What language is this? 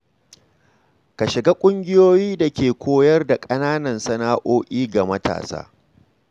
Hausa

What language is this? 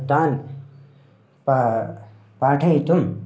Sanskrit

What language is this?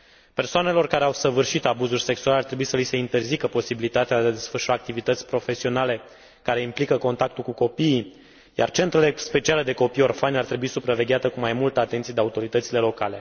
Romanian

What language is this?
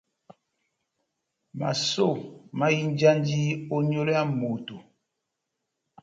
Batanga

